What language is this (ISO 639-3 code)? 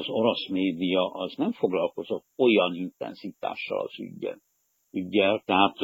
hun